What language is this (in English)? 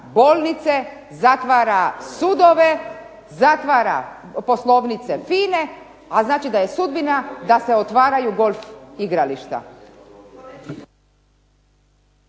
Croatian